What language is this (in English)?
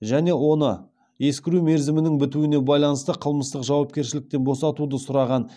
Kazakh